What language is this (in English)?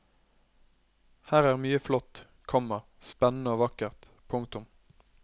Norwegian